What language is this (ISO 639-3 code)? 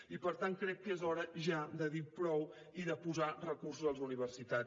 cat